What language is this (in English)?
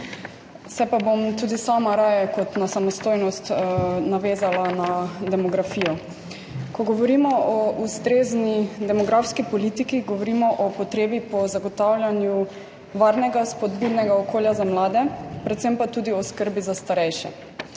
Slovenian